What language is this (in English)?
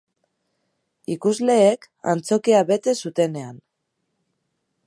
Basque